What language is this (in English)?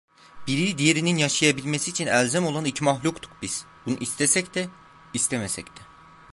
Turkish